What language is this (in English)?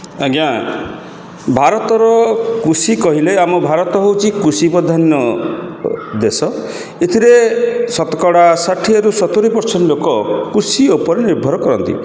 Odia